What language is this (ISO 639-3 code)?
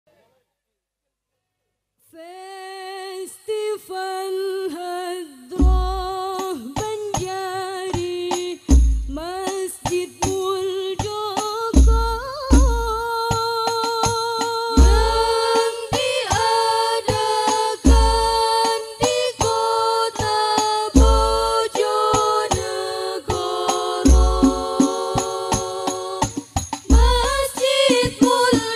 ara